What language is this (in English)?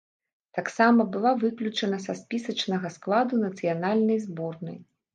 Belarusian